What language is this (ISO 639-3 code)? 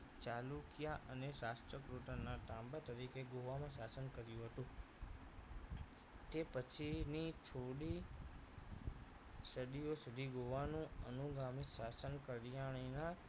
guj